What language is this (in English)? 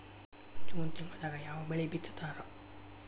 Kannada